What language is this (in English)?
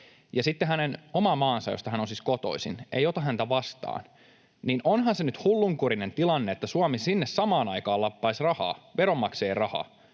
Finnish